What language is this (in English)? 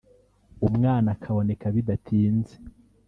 Kinyarwanda